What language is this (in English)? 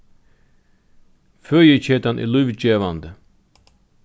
Faroese